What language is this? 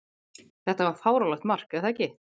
Icelandic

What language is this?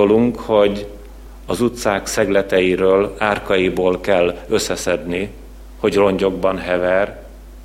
Hungarian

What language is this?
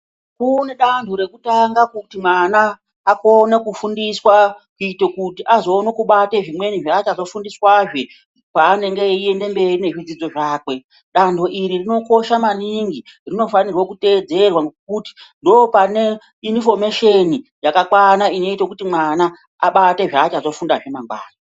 Ndau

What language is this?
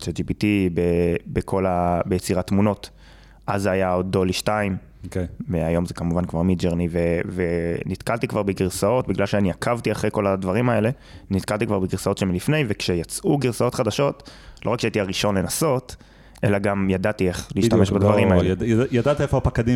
Hebrew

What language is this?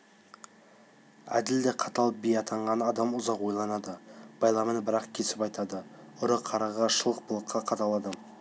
Kazakh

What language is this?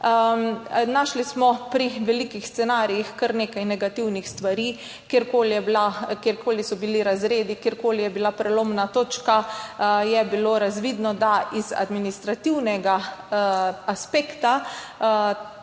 Slovenian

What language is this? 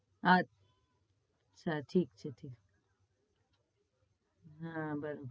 Gujarati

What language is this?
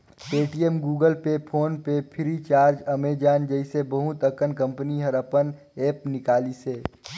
Chhattisgarhi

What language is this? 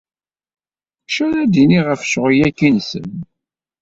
Kabyle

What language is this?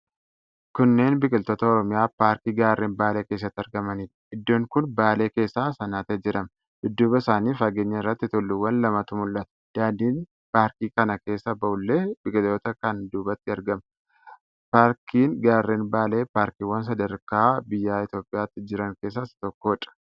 Oromo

